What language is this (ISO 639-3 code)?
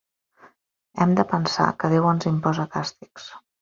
cat